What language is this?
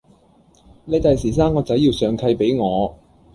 Cantonese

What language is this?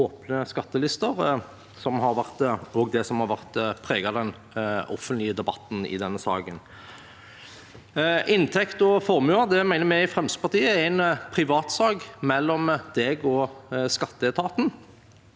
Norwegian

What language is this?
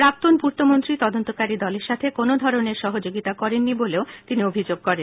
Bangla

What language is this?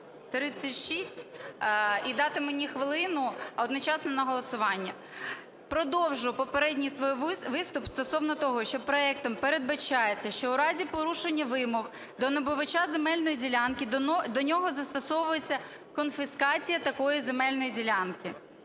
Ukrainian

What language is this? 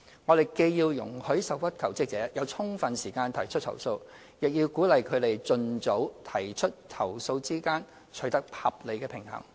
Cantonese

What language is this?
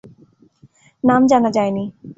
Bangla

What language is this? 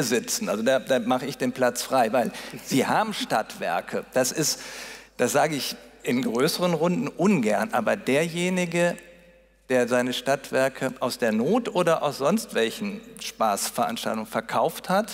German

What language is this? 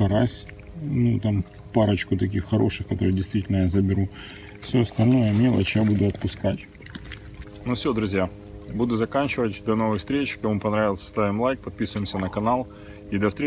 Russian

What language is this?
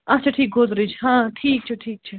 Kashmiri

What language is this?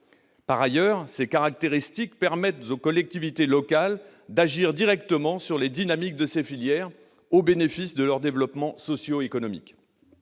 French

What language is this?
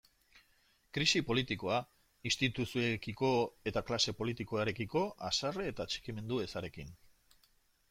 Basque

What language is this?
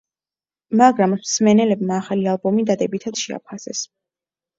Georgian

